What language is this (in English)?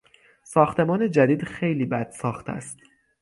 Persian